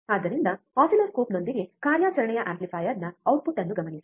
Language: Kannada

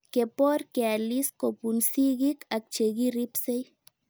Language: Kalenjin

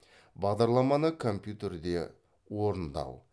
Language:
Kazakh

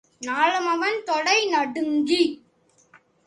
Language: Tamil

